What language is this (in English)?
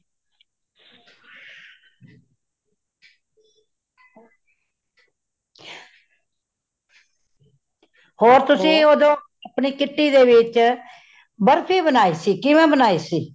Punjabi